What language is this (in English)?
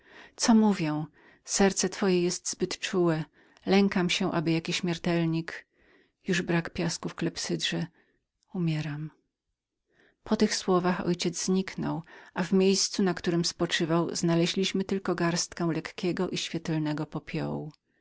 Polish